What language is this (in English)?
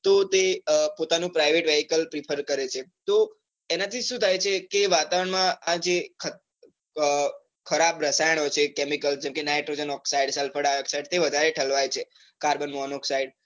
Gujarati